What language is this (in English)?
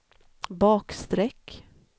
Swedish